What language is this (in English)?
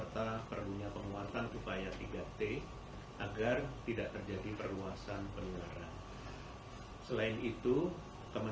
Indonesian